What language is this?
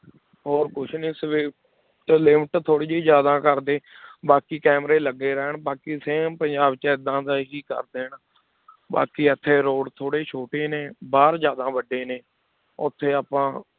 Punjabi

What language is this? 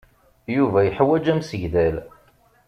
Kabyle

